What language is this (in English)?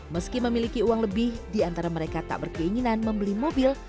Indonesian